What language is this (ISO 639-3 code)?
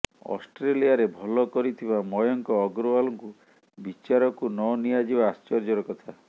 ori